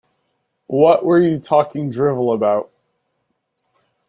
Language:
English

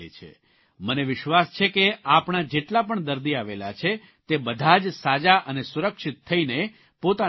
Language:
Gujarati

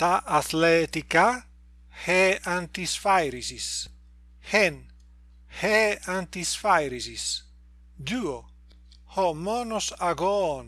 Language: Greek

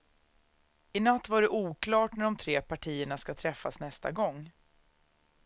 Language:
Swedish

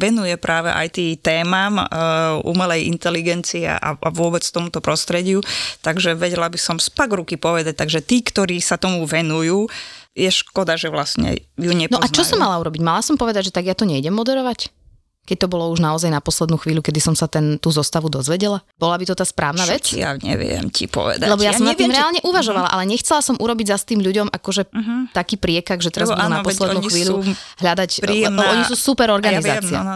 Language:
Slovak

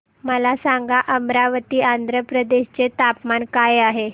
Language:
Marathi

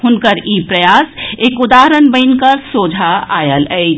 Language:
Maithili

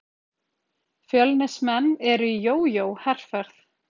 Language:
Icelandic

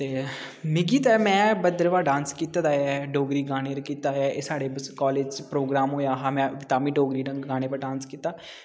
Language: Dogri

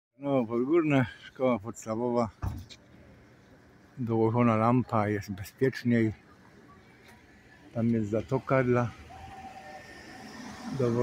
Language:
Polish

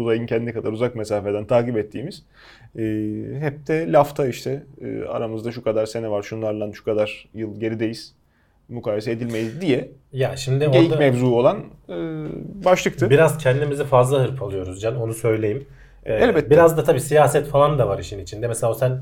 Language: Turkish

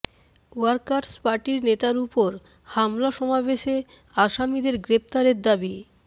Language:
Bangla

